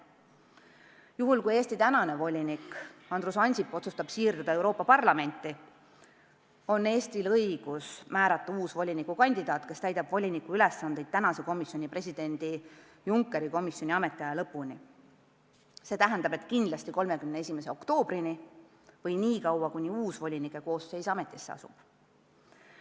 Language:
Estonian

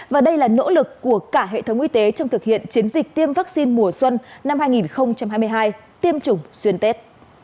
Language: Vietnamese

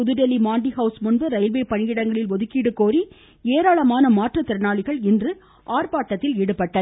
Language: Tamil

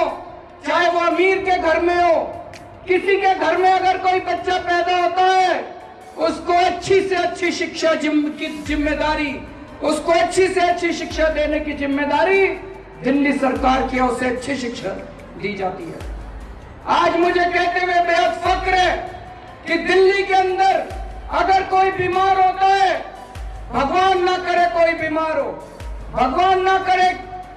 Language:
Hindi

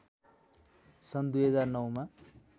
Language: Nepali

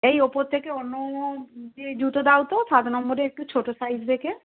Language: Bangla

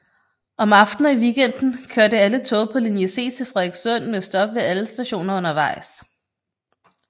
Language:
Danish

